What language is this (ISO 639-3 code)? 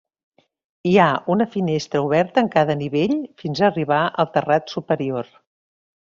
cat